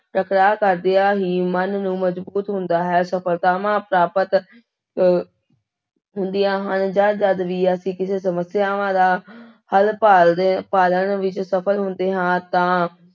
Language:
Punjabi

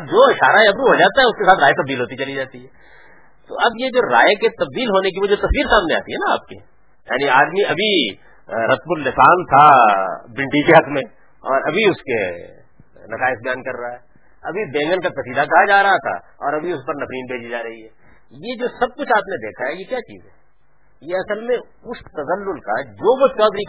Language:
Urdu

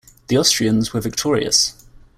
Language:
English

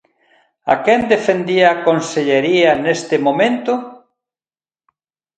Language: Galician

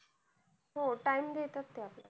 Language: Marathi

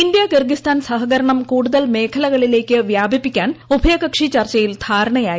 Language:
Malayalam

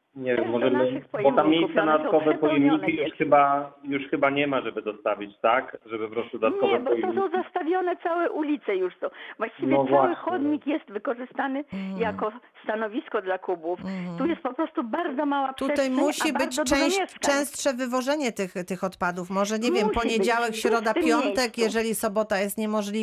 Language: Polish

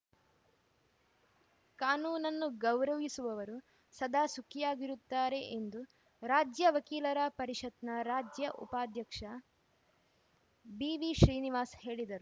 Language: Kannada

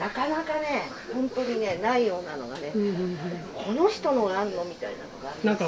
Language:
Japanese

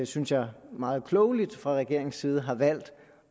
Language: Danish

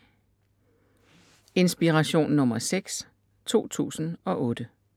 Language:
Danish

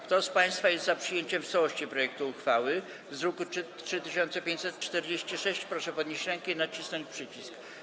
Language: Polish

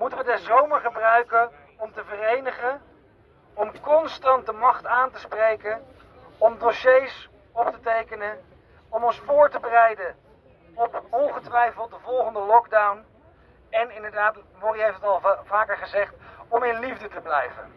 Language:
Dutch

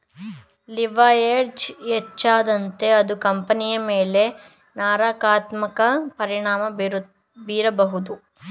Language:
Kannada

